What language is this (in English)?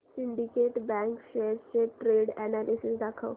Marathi